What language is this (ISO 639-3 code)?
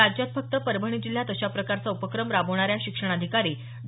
mar